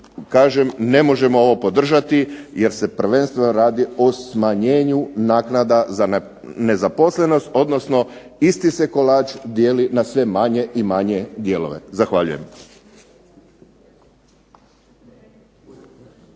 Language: Croatian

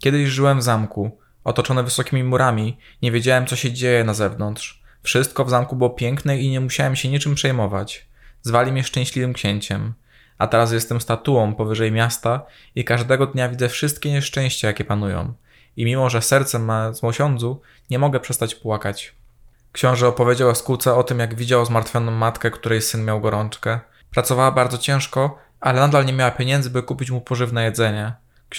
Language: Polish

